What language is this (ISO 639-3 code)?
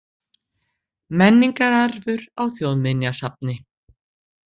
isl